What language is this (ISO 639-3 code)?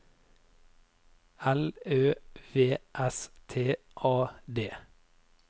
nor